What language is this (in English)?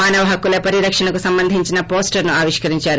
Telugu